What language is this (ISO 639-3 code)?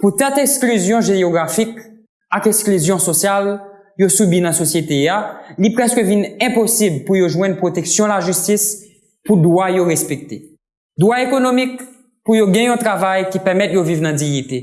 hat